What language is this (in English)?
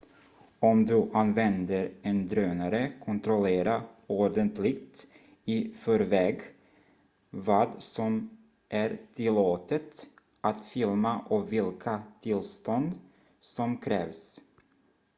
Swedish